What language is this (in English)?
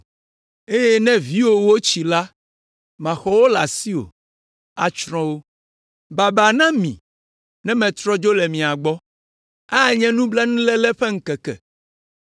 Ewe